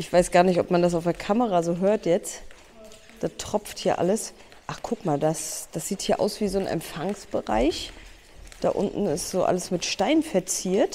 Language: German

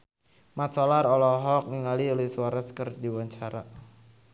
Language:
Sundanese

